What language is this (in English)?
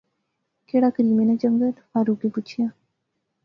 Pahari-Potwari